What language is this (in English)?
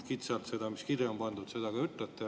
Estonian